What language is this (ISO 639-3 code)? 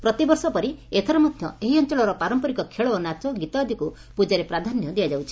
ori